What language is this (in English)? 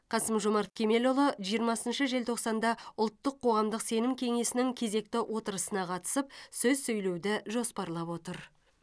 Kazakh